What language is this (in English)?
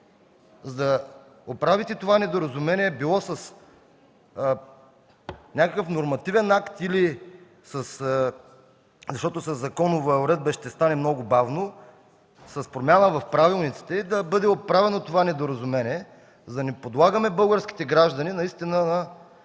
Bulgarian